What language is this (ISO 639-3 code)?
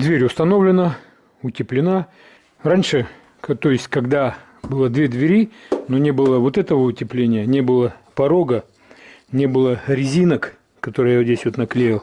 rus